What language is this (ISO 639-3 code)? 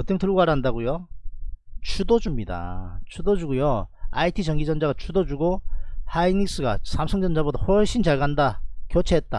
kor